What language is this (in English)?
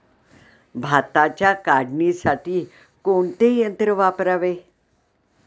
Marathi